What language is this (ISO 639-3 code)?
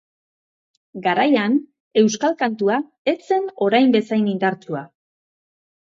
eus